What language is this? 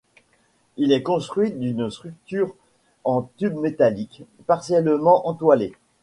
French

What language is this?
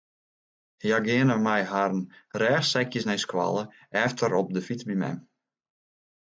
Western Frisian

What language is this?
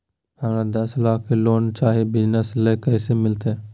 Magahi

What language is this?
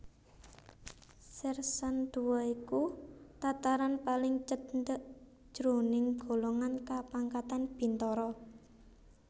Javanese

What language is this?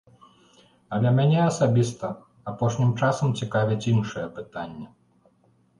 Belarusian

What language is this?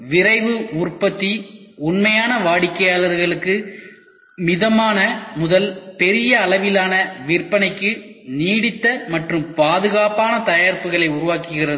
Tamil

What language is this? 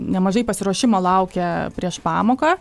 Lithuanian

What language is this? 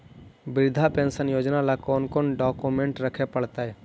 Magahi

